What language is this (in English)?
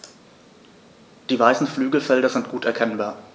German